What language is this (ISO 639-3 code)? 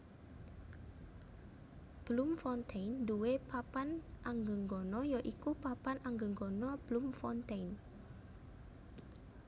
jav